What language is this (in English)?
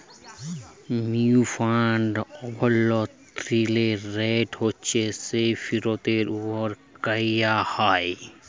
Bangla